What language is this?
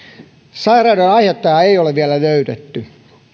Finnish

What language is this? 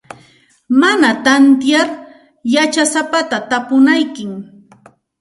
Santa Ana de Tusi Pasco Quechua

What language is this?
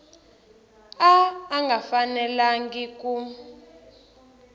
Tsonga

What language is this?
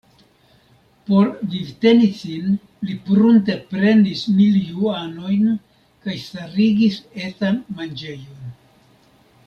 Esperanto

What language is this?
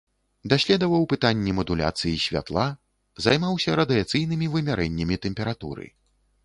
Belarusian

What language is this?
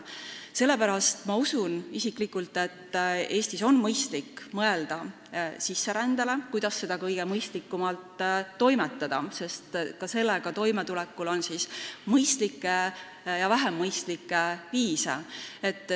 Estonian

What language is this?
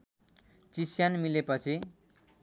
Nepali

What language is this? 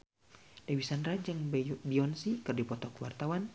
Sundanese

